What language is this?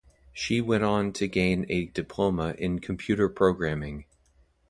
English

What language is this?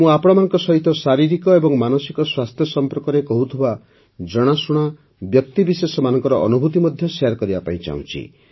Odia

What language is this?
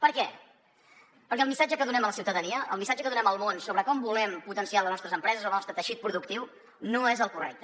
Catalan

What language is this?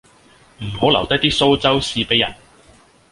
Cantonese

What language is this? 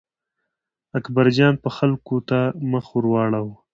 Pashto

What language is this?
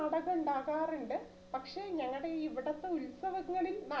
Malayalam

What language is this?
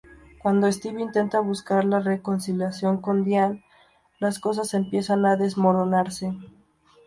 Spanish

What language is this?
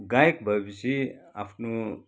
Nepali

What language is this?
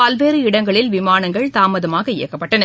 Tamil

